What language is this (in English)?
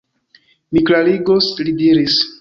Esperanto